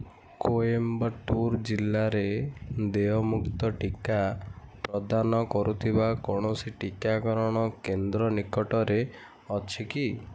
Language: Odia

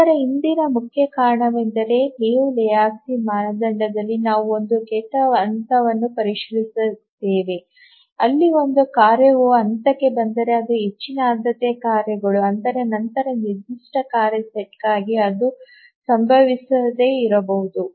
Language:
Kannada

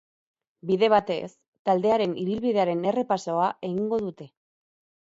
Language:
Basque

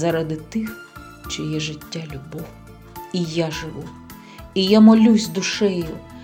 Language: Ukrainian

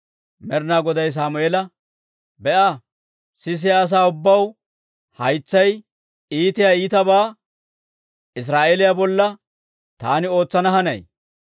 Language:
Dawro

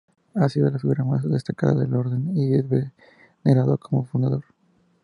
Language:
Spanish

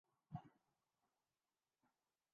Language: Urdu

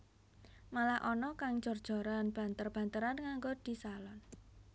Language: Javanese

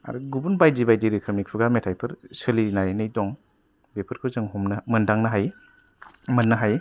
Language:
Bodo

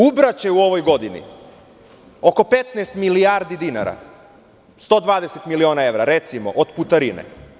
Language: Serbian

